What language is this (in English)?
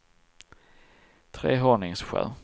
Swedish